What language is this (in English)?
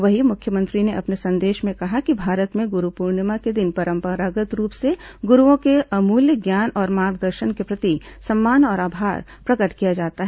Hindi